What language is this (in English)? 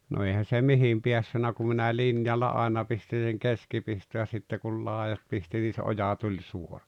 Finnish